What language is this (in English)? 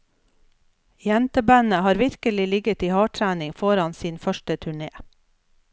Norwegian